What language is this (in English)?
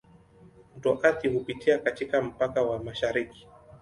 Swahili